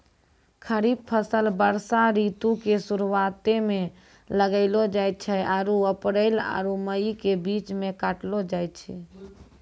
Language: Maithili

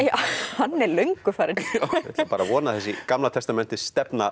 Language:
Icelandic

